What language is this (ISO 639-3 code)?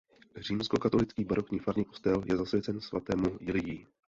ces